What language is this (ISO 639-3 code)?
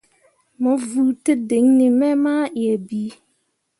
mua